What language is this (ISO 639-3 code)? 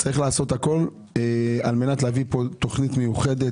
heb